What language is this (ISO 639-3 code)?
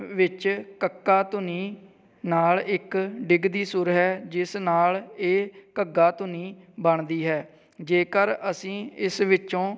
pan